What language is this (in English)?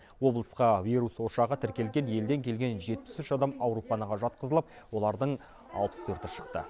Kazakh